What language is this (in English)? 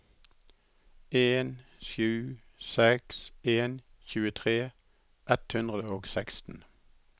Norwegian